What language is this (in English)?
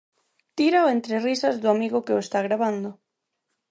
Galician